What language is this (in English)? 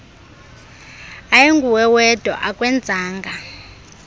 Xhosa